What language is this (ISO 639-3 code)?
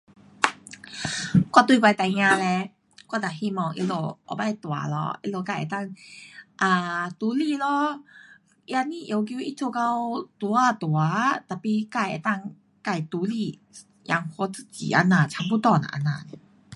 cpx